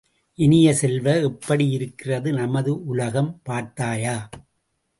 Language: Tamil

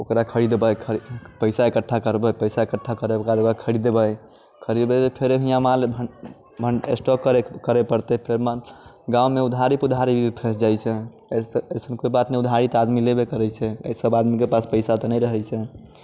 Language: Maithili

